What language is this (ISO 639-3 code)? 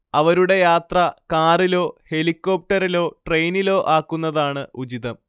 mal